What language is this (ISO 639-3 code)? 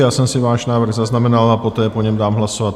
ces